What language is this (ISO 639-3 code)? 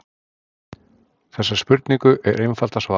isl